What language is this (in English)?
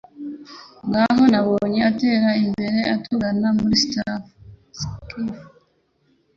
Kinyarwanda